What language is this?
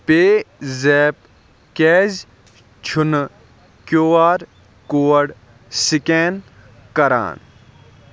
Kashmiri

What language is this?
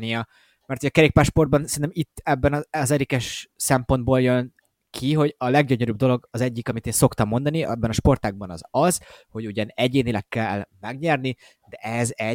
Hungarian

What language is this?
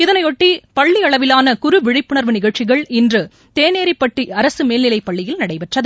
Tamil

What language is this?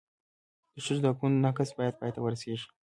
Pashto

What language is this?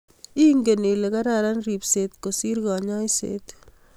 Kalenjin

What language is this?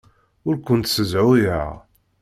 Kabyle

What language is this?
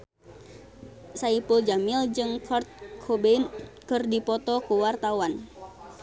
Sundanese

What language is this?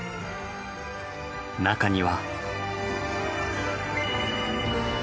Japanese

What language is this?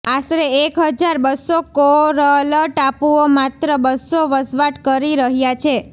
Gujarati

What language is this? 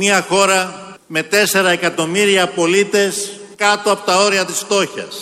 Greek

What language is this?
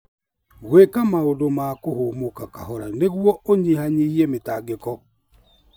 Kikuyu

